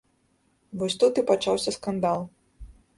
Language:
Belarusian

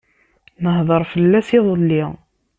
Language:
Kabyle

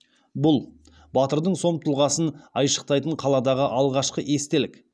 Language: Kazakh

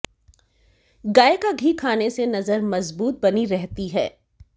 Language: Hindi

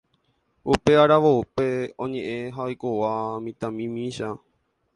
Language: Guarani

